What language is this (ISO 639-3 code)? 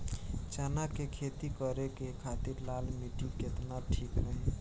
bho